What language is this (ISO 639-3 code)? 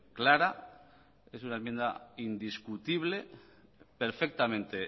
spa